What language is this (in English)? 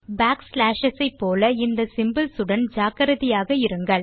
Tamil